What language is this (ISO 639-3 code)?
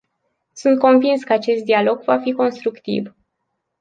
ron